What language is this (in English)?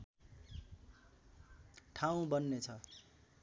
Nepali